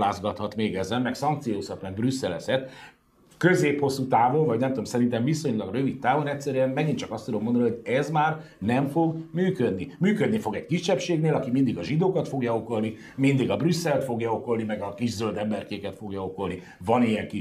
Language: Hungarian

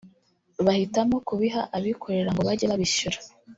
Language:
Kinyarwanda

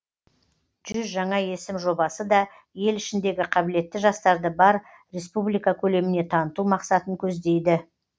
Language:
Kazakh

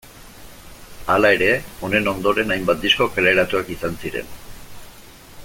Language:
Basque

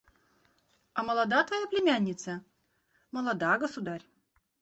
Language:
Russian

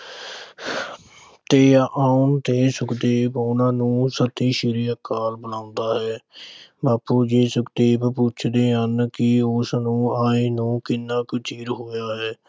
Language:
Punjabi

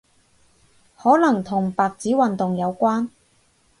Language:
Cantonese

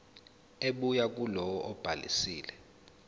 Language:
Zulu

